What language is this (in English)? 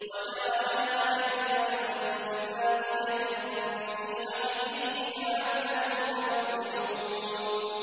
Arabic